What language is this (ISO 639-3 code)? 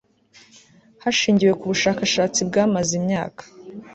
kin